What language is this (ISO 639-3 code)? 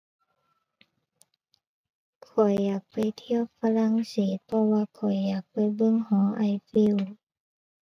tha